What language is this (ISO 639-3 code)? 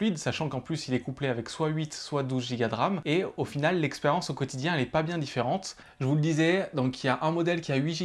fra